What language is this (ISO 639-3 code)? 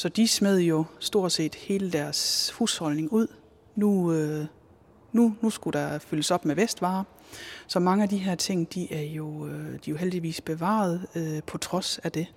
dan